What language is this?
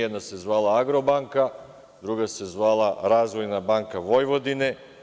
Serbian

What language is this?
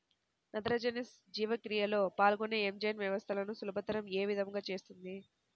Telugu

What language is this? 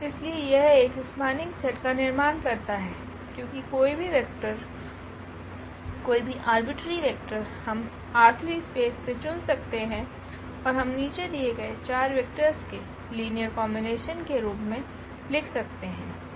Hindi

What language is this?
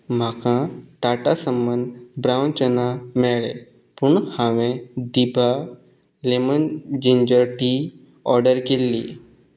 Konkani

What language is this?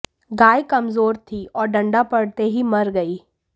Hindi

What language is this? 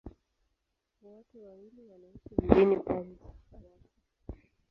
Swahili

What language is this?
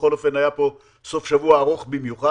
Hebrew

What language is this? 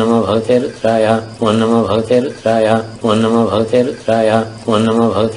Danish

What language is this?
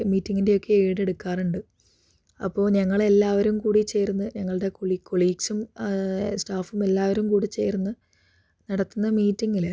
Malayalam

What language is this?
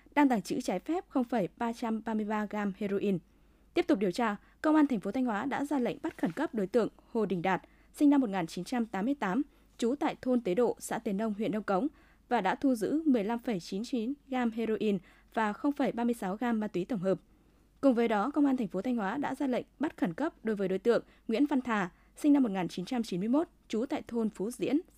Vietnamese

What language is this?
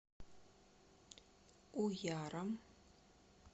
Russian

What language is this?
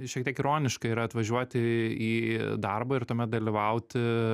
Lithuanian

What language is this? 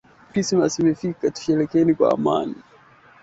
Swahili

